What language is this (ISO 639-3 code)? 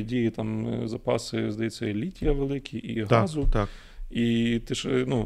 ukr